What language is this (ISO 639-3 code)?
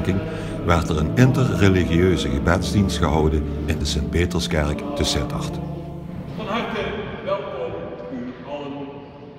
nld